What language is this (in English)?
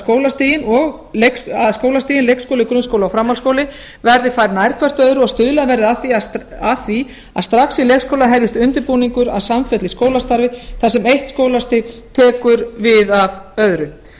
Icelandic